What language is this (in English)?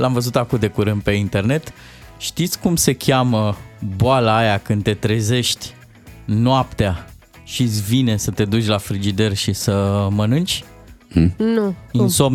Romanian